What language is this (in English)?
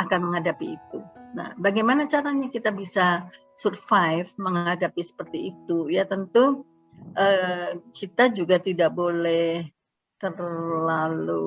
Indonesian